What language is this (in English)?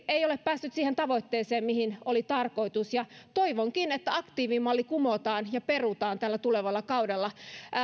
Finnish